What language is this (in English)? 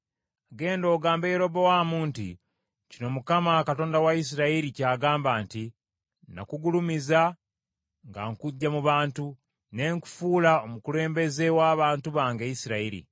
Ganda